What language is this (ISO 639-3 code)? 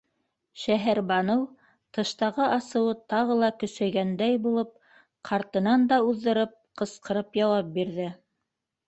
bak